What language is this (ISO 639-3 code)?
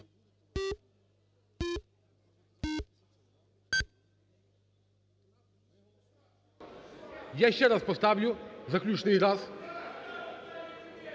ukr